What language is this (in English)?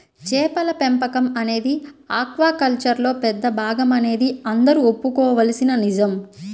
Telugu